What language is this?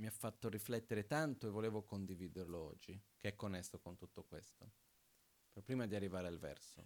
Italian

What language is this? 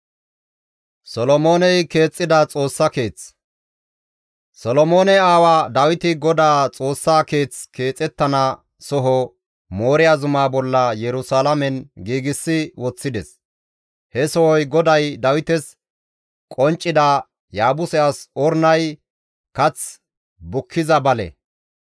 Gamo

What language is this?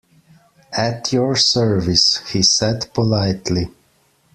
English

